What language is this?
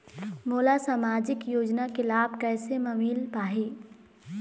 Chhattisgarhi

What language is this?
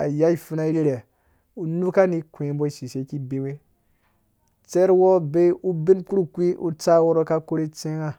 Dũya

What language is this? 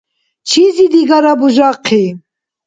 Dargwa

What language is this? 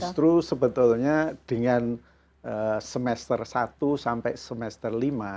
Indonesian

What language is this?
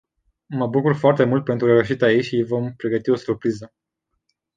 Romanian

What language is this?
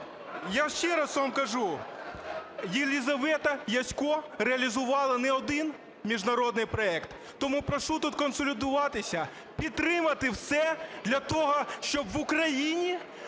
Ukrainian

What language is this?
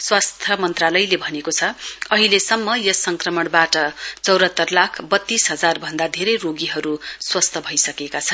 Nepali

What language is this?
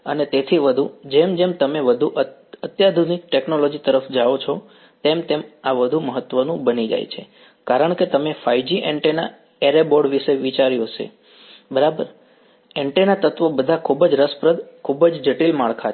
Gujarati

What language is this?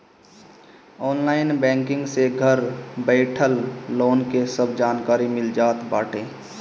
Bhojpuri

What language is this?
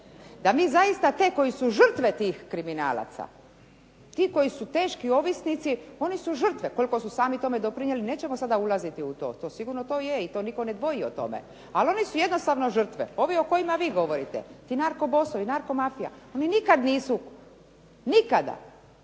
Croatian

